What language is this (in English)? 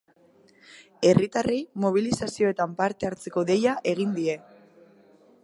Basque